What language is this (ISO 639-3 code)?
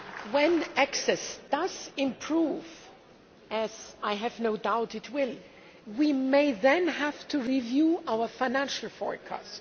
eng